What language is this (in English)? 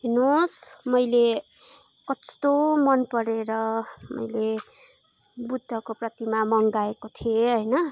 Nepali